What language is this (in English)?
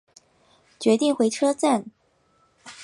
Chinese